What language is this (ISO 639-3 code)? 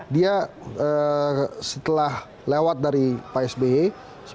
ind